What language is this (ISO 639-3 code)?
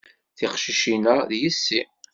kab